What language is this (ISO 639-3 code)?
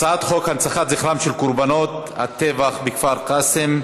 heb